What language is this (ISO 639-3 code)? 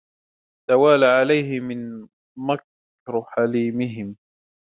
ara